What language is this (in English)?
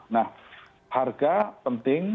Indonesian